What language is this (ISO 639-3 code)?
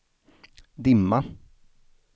swe